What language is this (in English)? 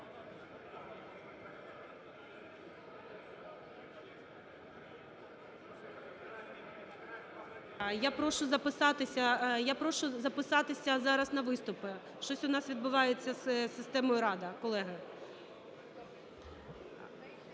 Ukrainian